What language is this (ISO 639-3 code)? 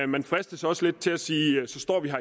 dan